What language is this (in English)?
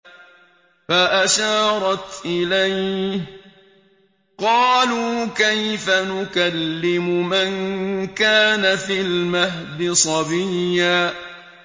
Arabic